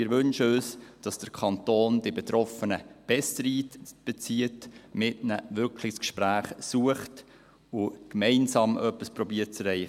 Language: Swiss German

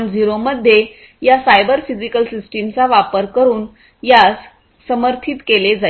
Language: Marathi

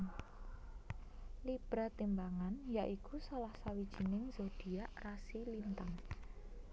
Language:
Javanese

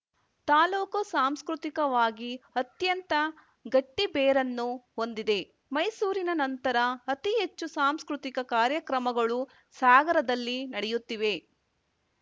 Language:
Kannada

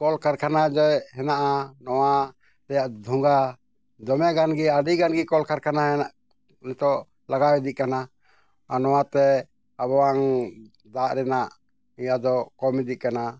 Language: Santali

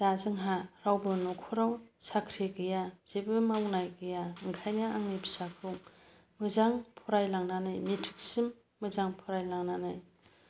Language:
Bodo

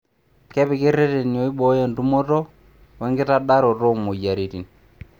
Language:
Masai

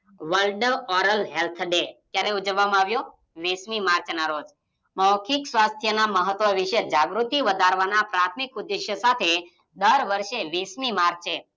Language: Gujarati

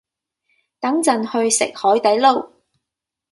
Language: Cantonese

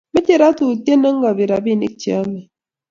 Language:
Kalenjin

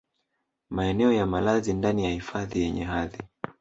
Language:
Swahili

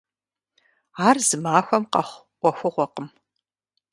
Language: Kabardian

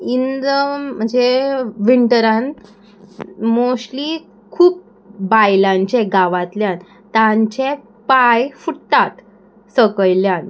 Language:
Konkani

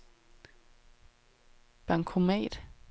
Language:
Danish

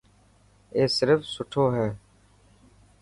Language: Dhatki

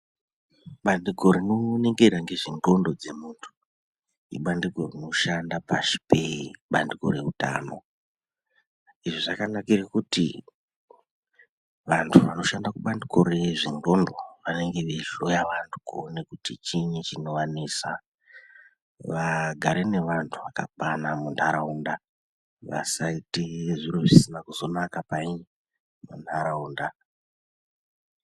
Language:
Ndau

